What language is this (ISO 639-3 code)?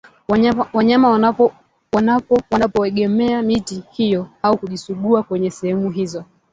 swa